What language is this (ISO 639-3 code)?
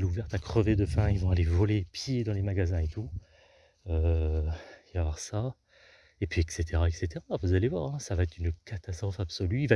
fra